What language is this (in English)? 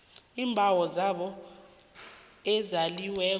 South Ndebele